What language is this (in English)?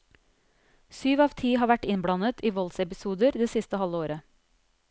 Norwegian